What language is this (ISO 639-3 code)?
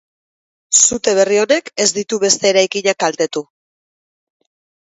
eus